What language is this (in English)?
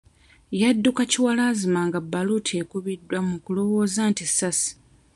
Ganda